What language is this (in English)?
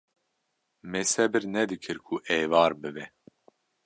Kurdish